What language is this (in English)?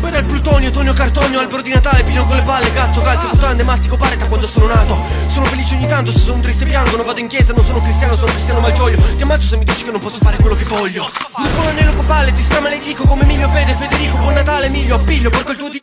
Italian